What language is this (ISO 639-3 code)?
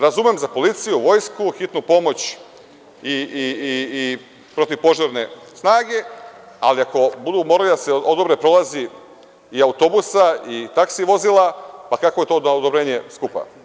srp